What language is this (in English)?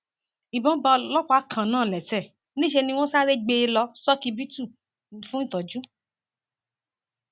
Yoruba